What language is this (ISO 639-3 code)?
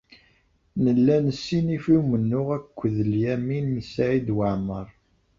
kab